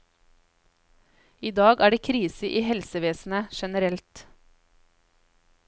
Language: Norwegian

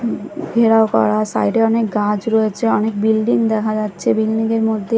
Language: Bangla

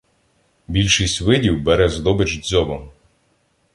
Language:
Ukrainian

